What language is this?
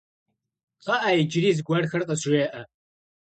Kabardian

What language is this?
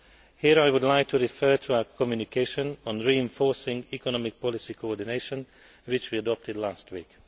English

